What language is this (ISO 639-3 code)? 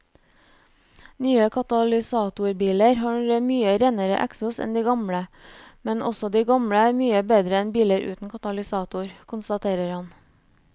nor